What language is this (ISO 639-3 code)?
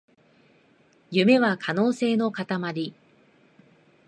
jpn